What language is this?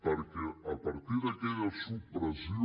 Catalan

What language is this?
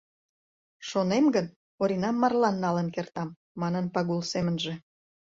Mari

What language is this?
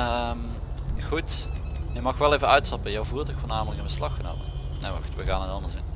Dutch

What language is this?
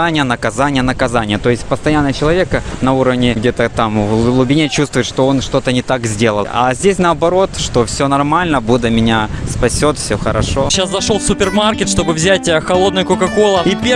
Russian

